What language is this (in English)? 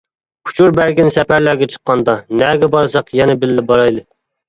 Uyghur